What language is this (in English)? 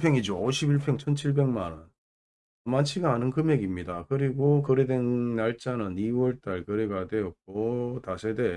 Korean